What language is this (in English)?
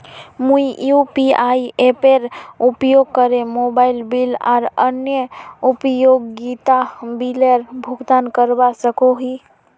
Magahi